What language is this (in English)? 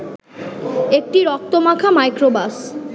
Bangla